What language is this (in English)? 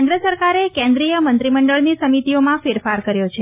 Gujarati